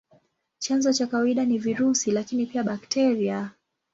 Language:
Swahili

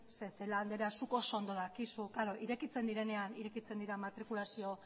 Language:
Basque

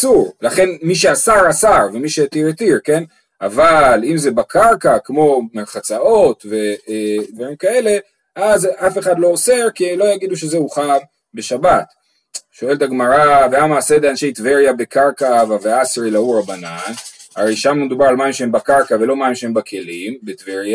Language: Hebrew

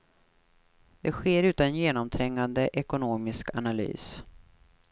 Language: Swedish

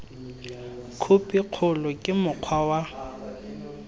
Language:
Tswana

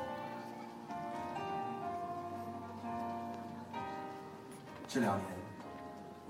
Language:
Chinese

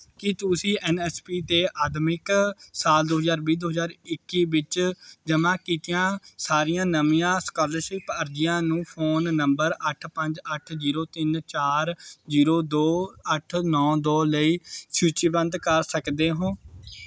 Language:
Punjabi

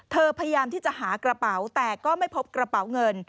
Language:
Thai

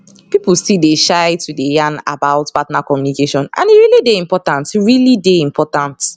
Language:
Nigerian Pidgin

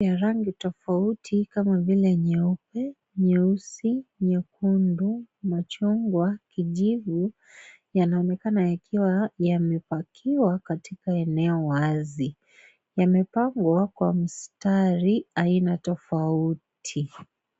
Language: Swahili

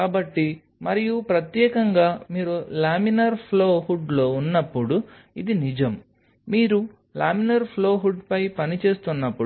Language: Telugu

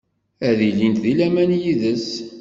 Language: Kabyle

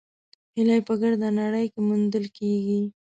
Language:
Pashto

